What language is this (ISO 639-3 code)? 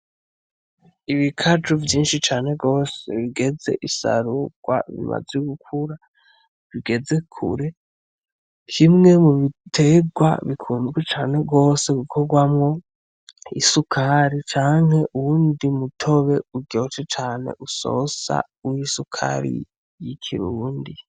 run